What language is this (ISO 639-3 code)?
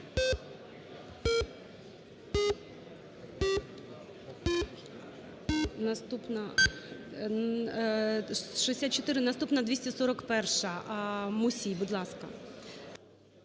ukr